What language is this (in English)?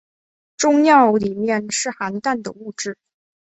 Chinese